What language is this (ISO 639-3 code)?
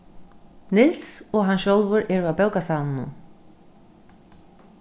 fao